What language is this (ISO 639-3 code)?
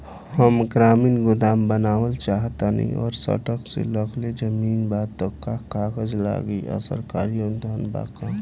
bho